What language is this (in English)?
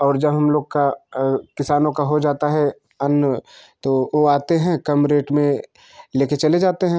Hindi